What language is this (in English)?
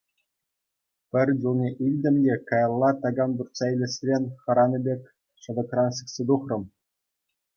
Chuvash